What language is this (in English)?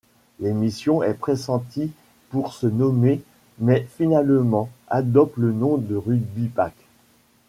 French